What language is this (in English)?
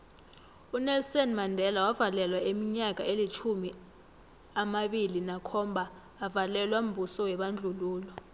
South Ndebele